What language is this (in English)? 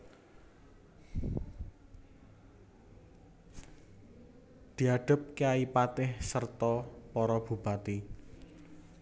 Javanese